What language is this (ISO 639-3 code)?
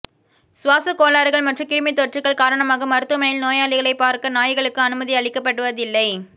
tam